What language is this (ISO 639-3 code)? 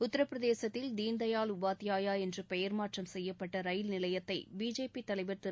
tam